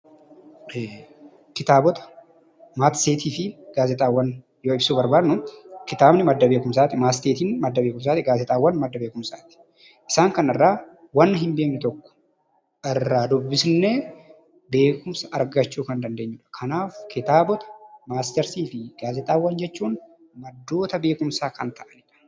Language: Oromo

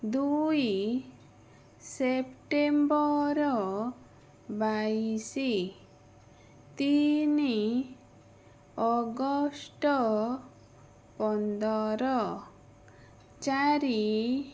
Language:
Odia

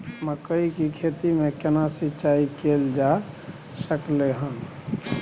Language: Maithili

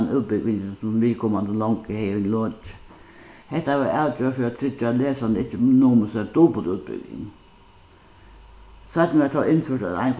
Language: Faroese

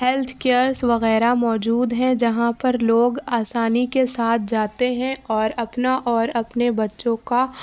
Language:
Urdu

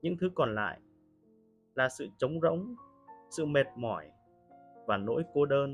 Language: Vietnamese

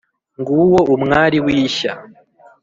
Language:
Kinyarwanda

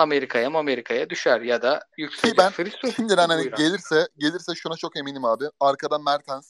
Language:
Turkish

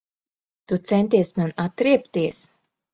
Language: Latvian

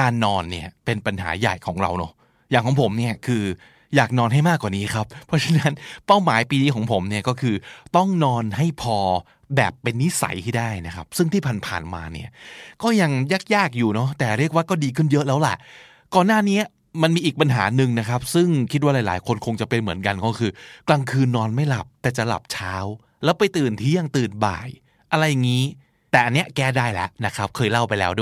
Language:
Thai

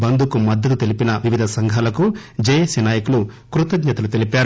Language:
Telugu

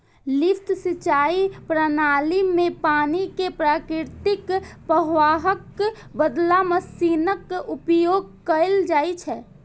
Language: Maithili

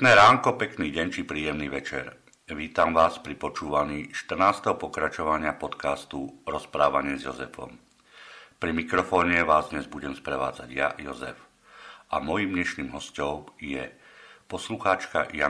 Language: Slovak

